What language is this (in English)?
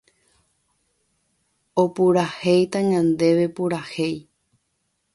Guarani